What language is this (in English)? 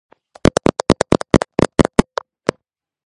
Georgian